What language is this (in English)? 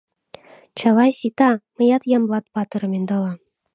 Mari